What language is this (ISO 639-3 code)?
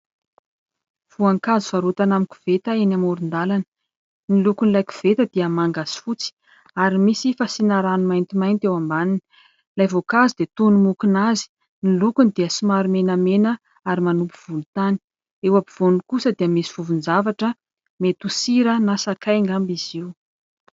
mlg